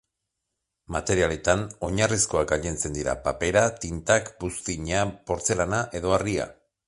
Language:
Basque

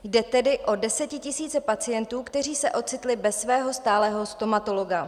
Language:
Czech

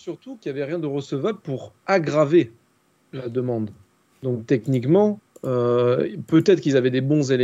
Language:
French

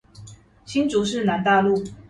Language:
Chinese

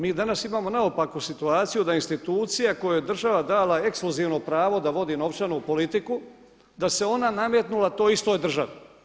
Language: Croatian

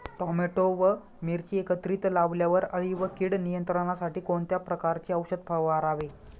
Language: Marathi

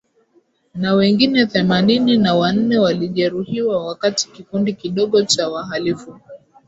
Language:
Swahili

